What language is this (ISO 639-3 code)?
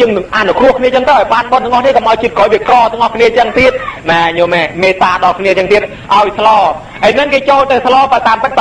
tha